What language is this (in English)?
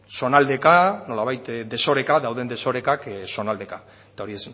Basque